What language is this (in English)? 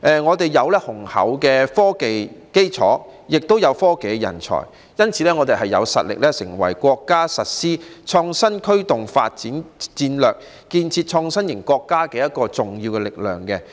Cantonese